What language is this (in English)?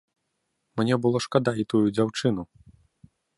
Belarusian